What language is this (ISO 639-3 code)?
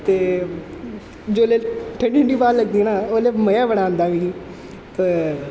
doi